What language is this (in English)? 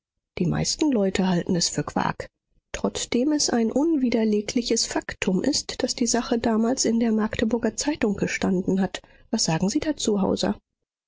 German